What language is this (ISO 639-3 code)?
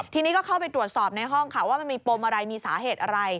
tha